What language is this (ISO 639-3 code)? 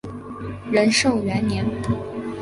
zho